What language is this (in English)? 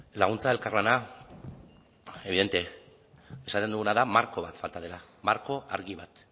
Basque